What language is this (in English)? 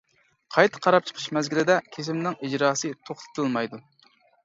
Uyghur